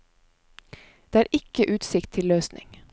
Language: Norwegian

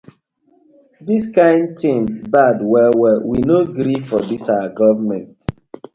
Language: Nigerian Pidgin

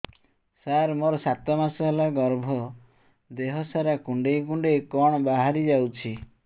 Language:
Odia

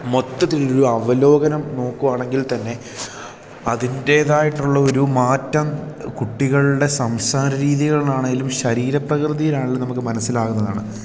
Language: Malayalam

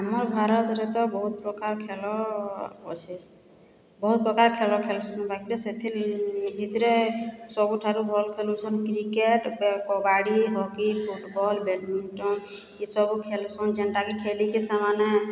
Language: Odia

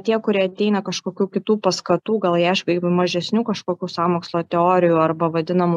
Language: Lithuanian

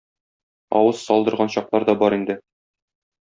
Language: Tatar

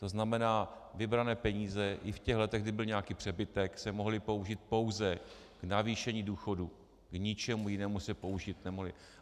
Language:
Czech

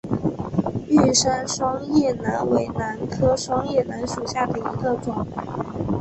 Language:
Chinese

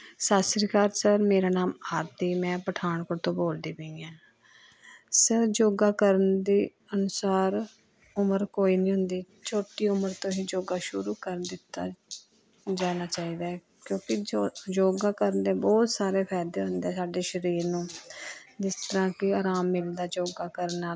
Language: Punjabi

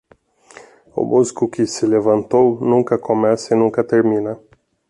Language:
Portuguese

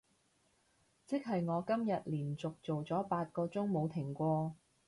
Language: Cantonese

